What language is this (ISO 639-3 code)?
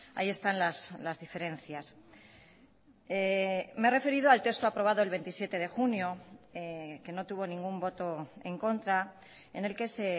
spa